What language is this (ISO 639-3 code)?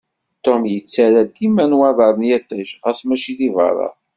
kab